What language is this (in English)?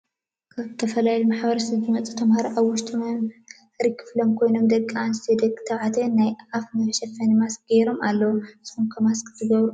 Tigrinya